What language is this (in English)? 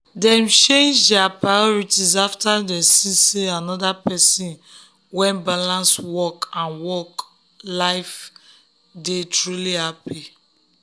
Nigerian Pidgin